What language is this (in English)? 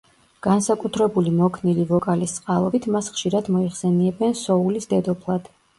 Georgian